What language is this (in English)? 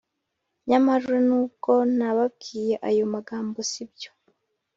Kinyarwanda